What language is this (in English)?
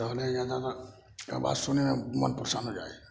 Maithili